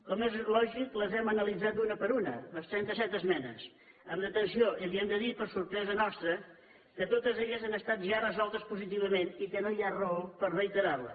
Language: Catalan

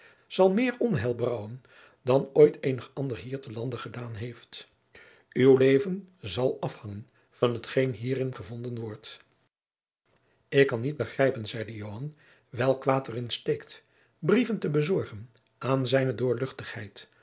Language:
Dutch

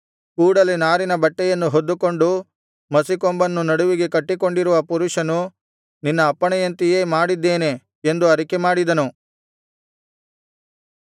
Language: Kannada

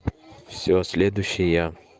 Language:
Russian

